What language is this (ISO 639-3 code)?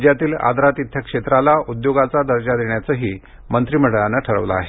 mar